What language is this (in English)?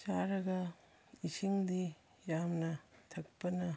Manipuri